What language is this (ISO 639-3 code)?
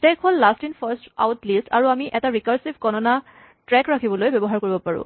asm